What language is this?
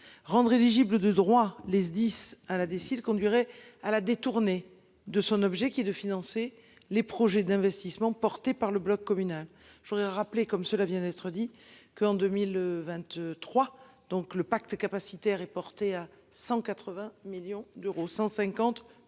French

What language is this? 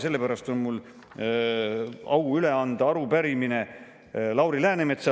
Estonian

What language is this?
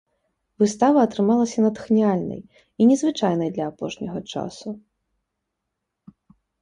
Belarusian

